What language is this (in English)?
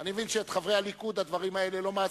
Hebrew